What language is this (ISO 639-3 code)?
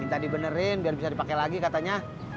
ind